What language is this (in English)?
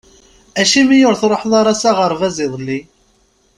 Kabyle